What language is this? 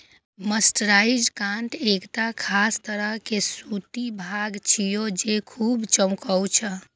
Maithili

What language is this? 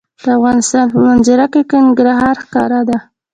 Pashto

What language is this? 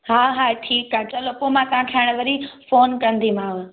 Sindhi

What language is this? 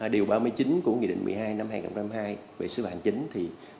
Vietnamese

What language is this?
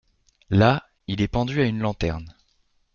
French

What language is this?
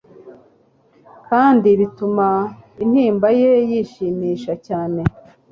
Kinyarwanda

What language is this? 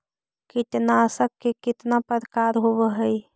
Magahi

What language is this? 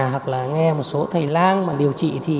Vietnamese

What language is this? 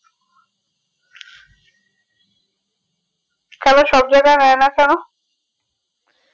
Bangla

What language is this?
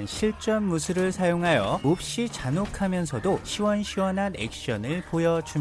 Korean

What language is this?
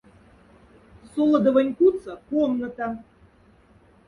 Moksha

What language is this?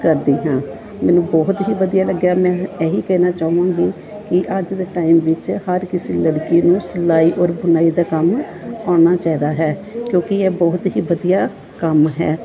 Punjabi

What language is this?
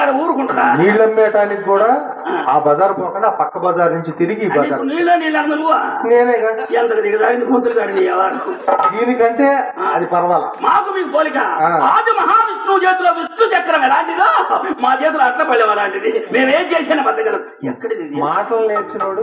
Arabic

